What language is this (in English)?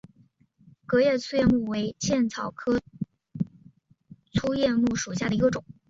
Chinese